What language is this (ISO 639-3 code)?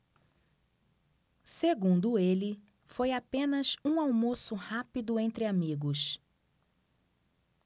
por